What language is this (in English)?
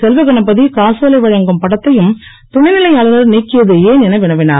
Tamil